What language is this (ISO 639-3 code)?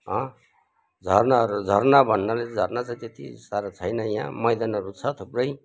nep